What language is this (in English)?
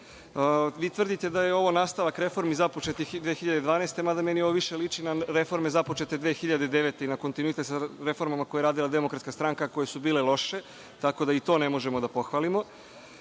Serbian